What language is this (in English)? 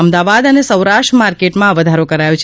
Gujarati